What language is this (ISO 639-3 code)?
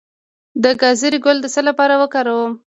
pus